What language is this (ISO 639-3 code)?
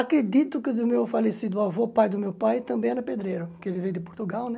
por